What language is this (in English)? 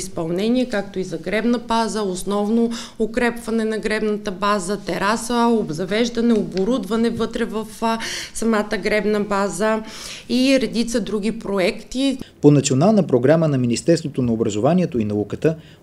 Bulgarian